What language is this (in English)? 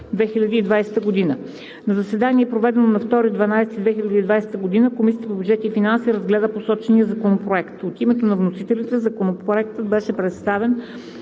Bulgarian